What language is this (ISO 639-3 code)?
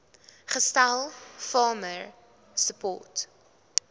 afr